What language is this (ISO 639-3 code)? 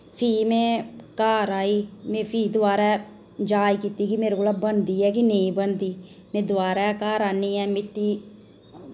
doi